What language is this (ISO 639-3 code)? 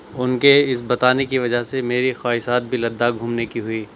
urd